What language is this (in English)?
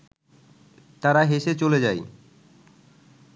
Bangla